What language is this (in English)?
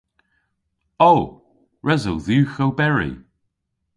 Cornish